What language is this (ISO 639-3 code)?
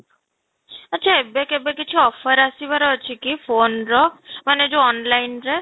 ori